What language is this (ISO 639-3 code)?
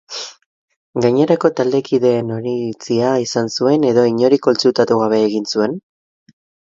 eus